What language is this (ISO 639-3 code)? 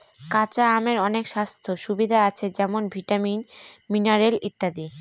ben